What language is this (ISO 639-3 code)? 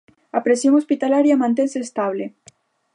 glg